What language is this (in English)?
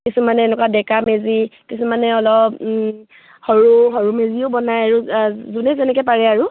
Assamese